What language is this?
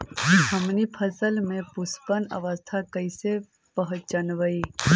Magahi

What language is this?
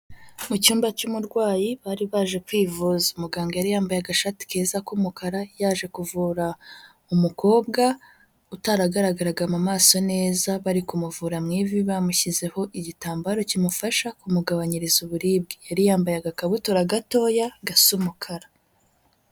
Kinyarwanda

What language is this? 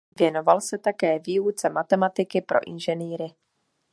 Czech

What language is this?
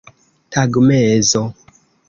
Esperanto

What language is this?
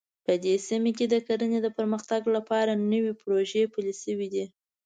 Pashto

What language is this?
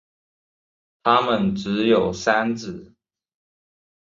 Chinese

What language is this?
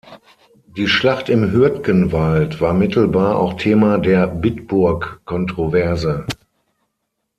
German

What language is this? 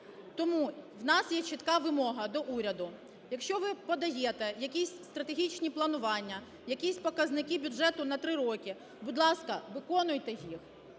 Ukrainian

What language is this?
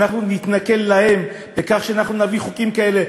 Hebrew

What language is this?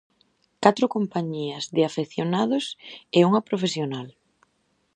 Galician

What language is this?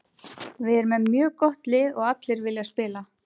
Icelandic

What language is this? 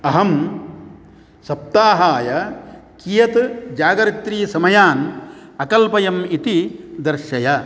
Sanskrit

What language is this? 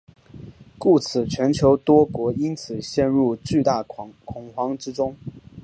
Chinese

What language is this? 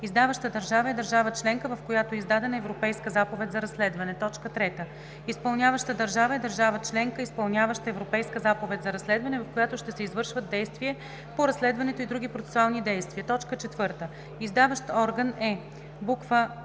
Bulgarian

